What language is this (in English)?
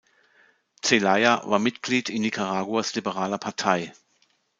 German